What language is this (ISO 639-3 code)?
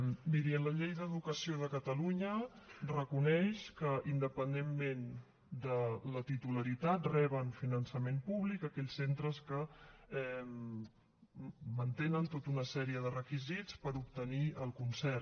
cat